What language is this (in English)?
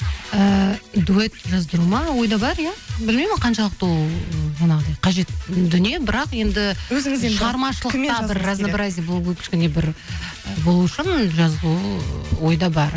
Kazakh